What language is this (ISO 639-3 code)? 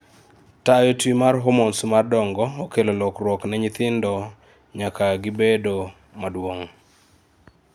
luo